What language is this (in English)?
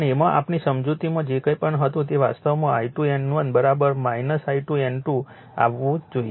Gujarati